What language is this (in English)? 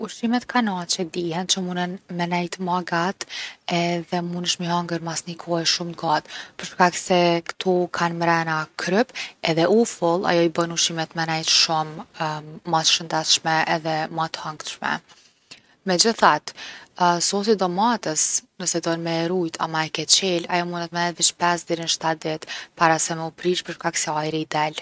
Gheg Albanian